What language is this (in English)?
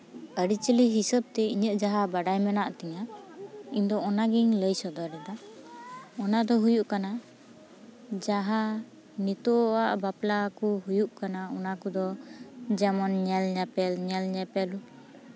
Santali